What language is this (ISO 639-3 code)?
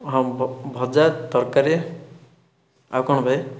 ori